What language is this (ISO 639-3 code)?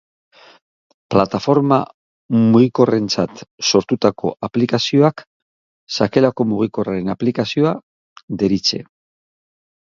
eus